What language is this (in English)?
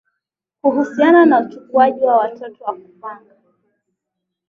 Swahili